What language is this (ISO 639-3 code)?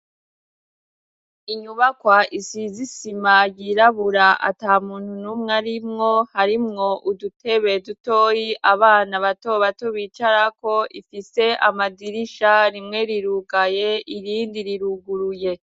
run